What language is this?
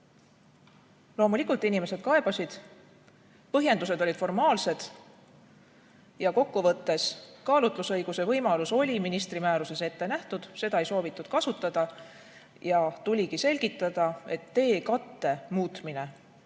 Estonian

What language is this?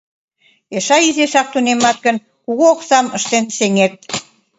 Mari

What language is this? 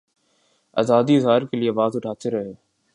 Urdu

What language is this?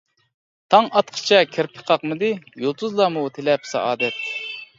Uyghur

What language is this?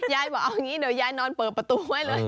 Thai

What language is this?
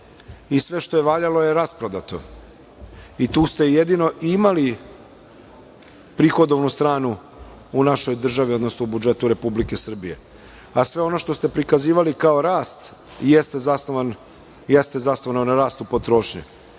Serbian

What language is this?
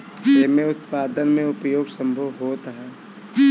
Bhojpuri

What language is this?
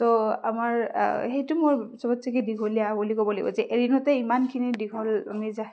Assamese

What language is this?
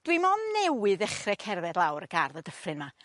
Welsh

